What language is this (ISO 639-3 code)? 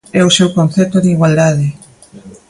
glg